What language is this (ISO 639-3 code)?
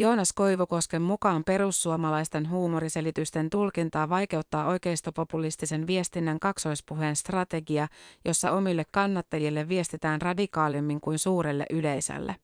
fin